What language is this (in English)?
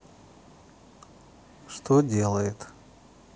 Russian